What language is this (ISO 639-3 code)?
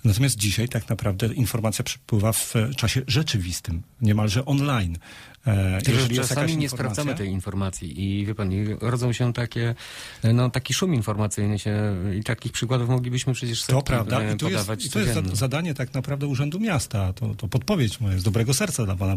pol